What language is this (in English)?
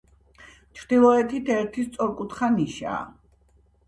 Georgian